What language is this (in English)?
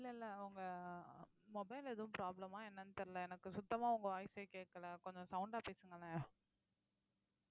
Tamil